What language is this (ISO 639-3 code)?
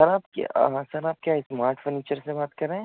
urd